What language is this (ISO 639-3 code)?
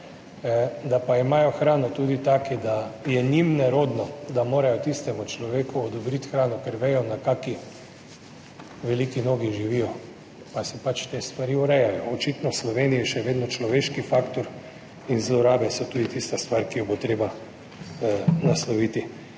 slv